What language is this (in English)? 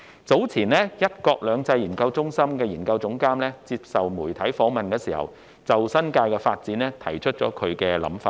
Cantonese